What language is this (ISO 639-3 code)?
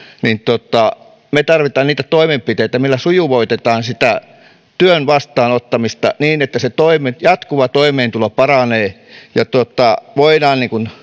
fin